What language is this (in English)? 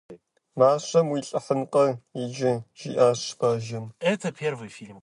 Kabardian